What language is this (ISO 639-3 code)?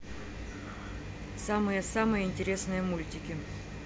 rus